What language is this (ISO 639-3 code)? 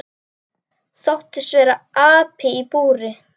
isl